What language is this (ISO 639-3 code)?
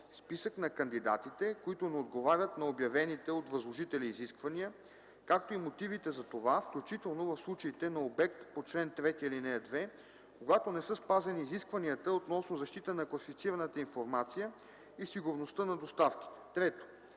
bul